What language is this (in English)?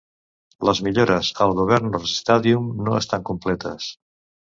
Catalan